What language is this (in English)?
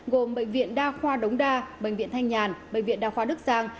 Vietnamese